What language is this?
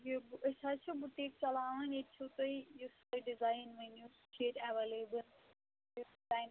Kashmiri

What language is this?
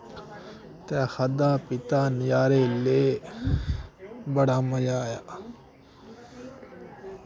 Dogri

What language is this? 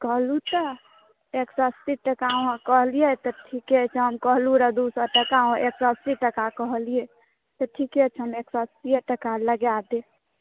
Maithili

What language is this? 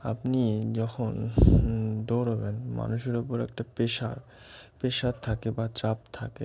Bangla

